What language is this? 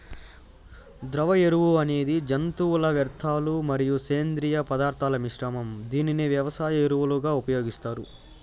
Telugu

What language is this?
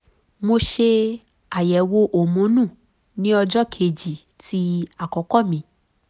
Yoruba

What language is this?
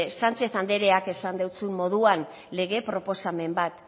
Basque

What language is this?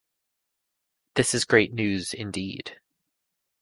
English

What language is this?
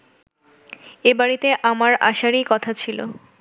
Bangla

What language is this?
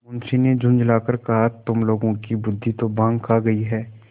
Hindi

